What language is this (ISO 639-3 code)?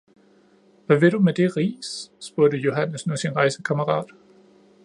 dan